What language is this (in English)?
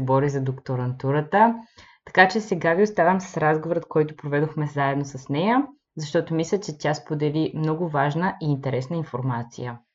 Bulgarian